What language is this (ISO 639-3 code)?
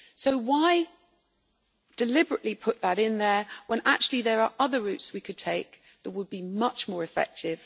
eng